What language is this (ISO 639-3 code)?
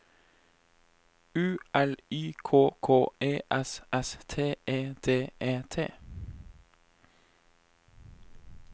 nor